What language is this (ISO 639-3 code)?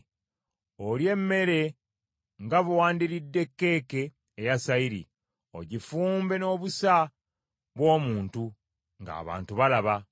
lug